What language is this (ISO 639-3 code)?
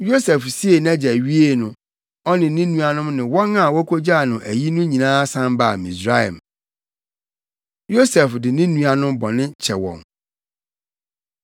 aka